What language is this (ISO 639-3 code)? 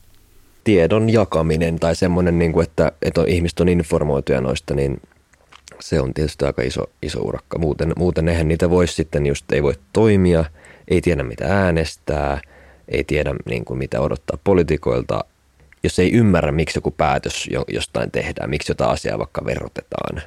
fin